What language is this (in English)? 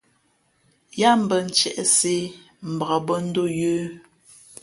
Fe'fe'